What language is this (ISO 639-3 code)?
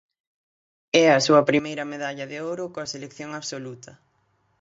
glg